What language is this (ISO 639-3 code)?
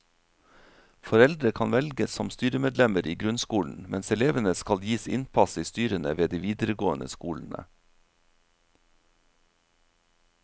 nor